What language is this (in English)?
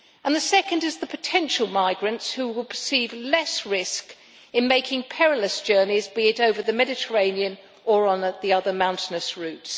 English